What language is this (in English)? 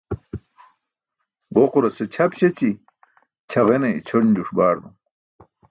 Burushaski